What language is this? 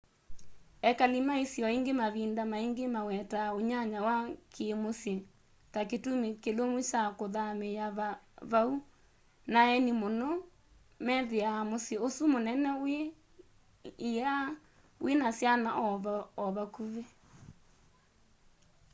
Kamba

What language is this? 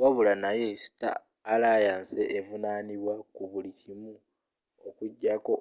Ganda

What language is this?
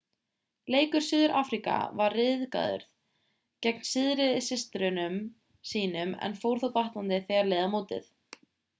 Icelandic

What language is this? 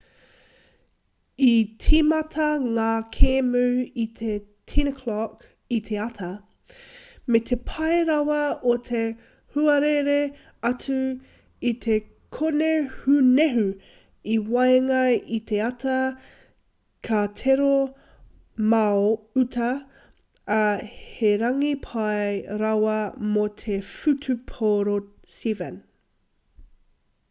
Māori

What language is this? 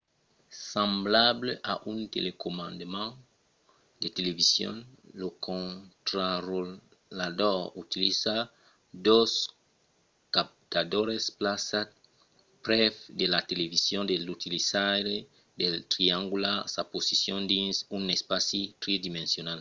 Occitan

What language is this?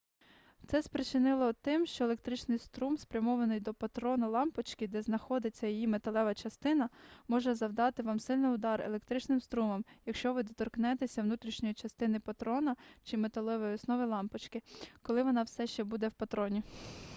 Ukrainian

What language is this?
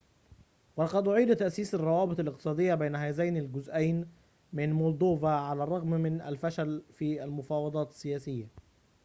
Arabic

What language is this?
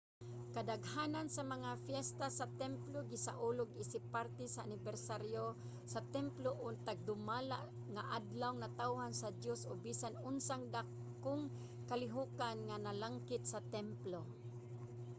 Cebuano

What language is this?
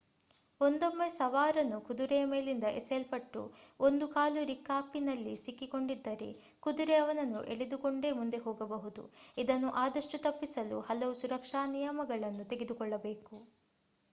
Kannada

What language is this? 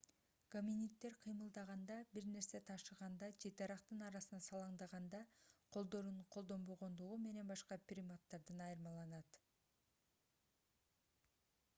Kyrgyz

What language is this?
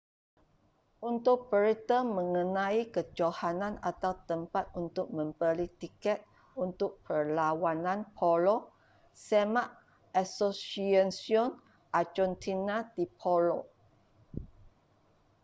Malay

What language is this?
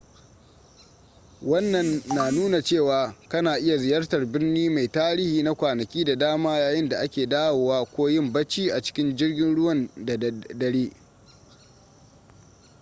Hausa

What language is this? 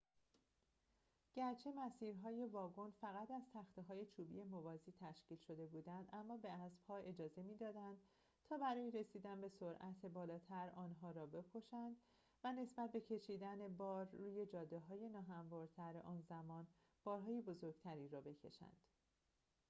Persian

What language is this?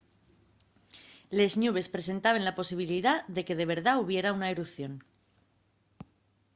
Asturian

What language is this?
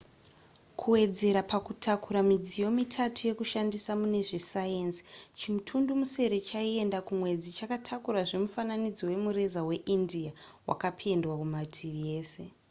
Shona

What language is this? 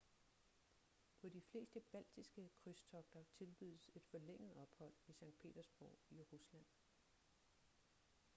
Danish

